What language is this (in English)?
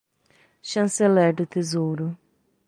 Portuguese